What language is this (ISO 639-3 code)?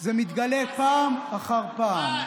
heb